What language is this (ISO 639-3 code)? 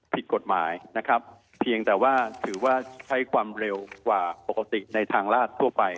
tha